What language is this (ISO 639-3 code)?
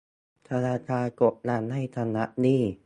tha